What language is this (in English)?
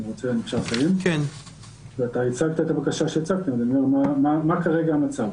Hebrew